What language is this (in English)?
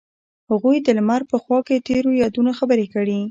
Pashto